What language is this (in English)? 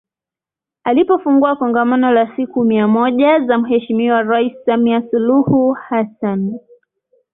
Swahili